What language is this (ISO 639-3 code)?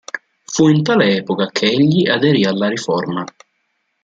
ita